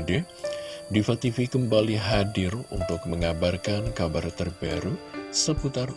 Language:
Indonesian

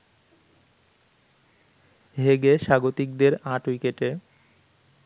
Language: Bangla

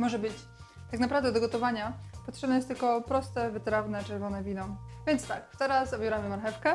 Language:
Polish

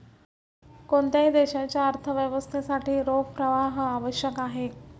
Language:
Marathi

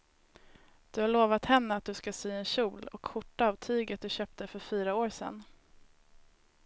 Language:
Swedish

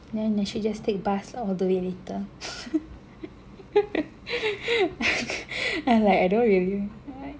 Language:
English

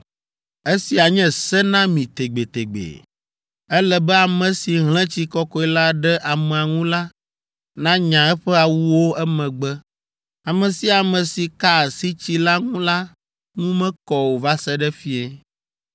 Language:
Ewe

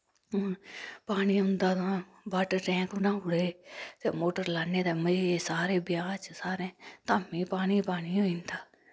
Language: Dogri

